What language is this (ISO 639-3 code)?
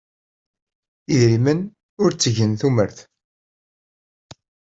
kab